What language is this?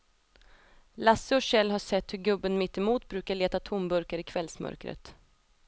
Swedish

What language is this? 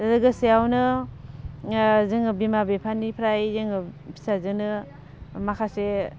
Bodo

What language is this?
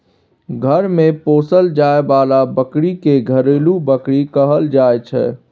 Maithili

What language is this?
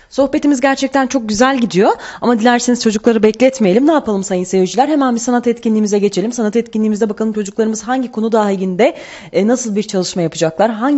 Turkish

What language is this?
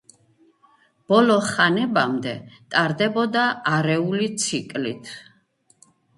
Georgian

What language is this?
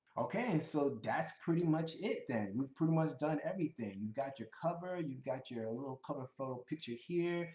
English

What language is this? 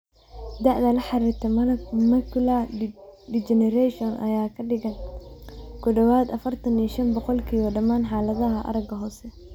Somali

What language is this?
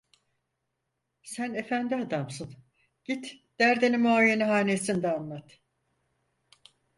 Turkish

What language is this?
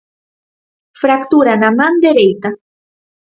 Galician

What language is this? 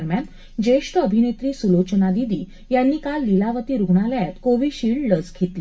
Marathi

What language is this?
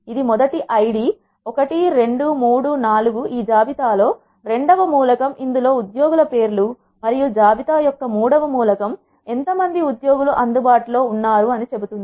Telugu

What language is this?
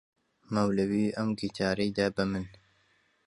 Central Kurdish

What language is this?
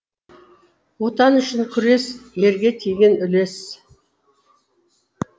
Kazakh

